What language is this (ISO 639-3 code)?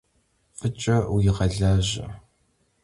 kbd